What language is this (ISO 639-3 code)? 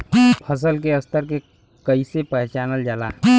bho